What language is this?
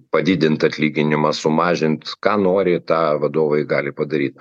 Lithuanian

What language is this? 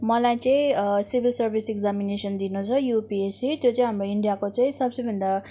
Nepali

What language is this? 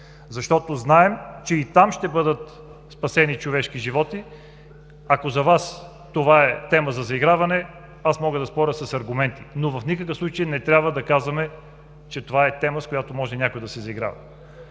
Bulgarian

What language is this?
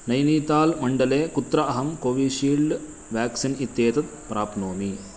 Sanskrit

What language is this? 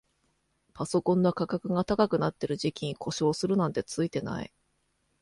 Japanese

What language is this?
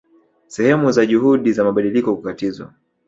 Swahili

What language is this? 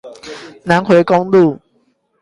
Chinese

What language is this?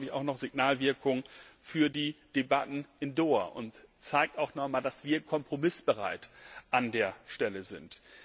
German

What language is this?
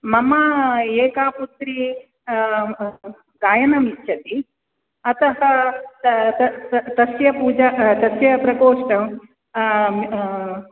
Sanskrit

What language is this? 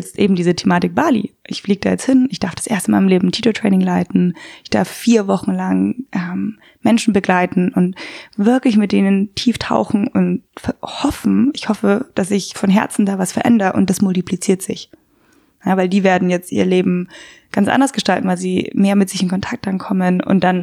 German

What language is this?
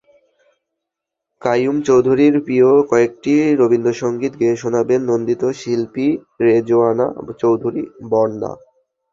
Bangla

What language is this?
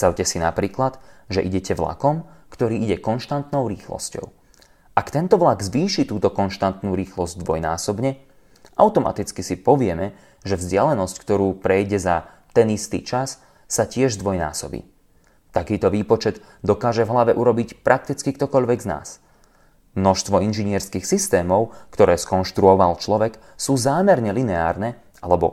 Slovak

